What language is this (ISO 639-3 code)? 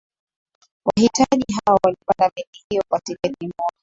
swa